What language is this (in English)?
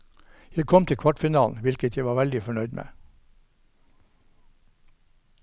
Norwegian